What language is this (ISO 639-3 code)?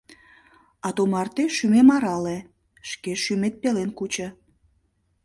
chm